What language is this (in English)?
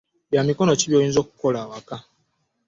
Ganda